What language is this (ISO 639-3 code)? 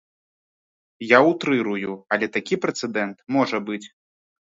bel